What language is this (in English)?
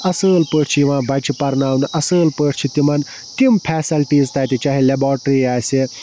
Kashmiri